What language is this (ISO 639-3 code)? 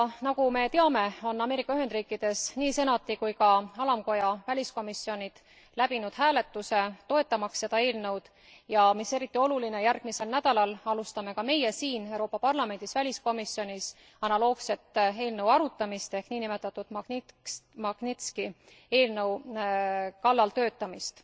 est